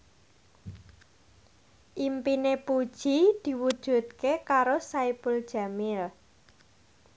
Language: Javanese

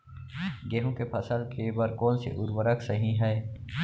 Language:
Chhattisgarhi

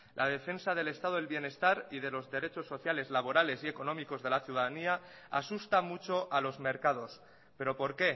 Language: Spanish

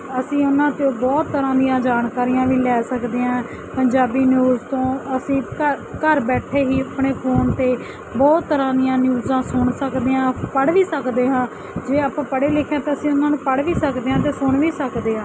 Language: Punjabi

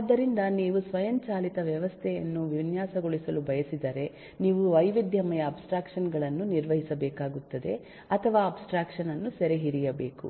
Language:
Kannada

